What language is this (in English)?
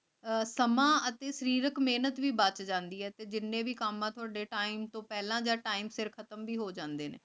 Punjabi